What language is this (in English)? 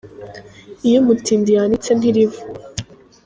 Kinyarwanda